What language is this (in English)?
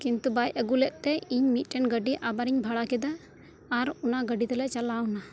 Santali